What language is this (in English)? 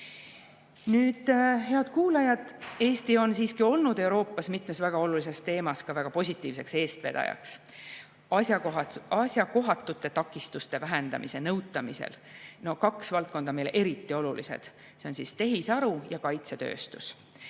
Estonian